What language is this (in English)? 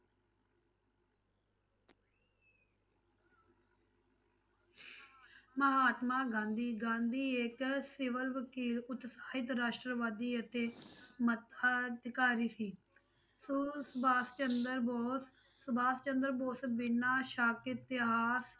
Punjabi